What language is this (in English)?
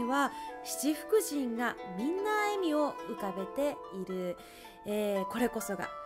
Japanese